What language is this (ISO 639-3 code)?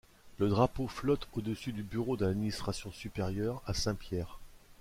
fra